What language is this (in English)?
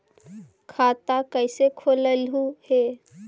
Magahi